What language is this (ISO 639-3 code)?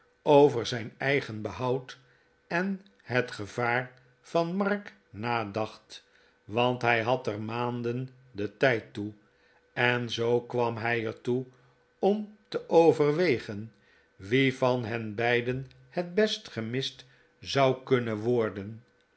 nld